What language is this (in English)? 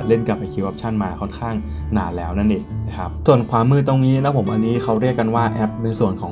Thai